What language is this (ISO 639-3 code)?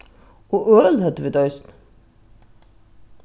fao